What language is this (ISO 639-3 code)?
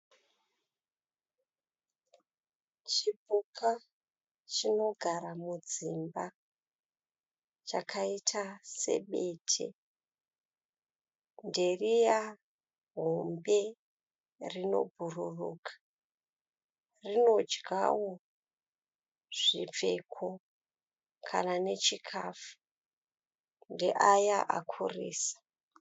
sna